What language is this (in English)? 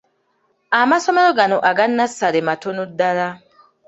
Ganda